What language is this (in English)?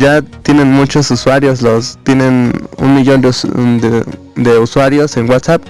Spanish